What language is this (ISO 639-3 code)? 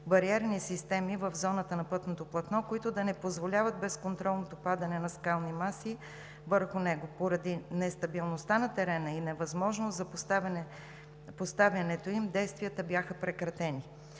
bul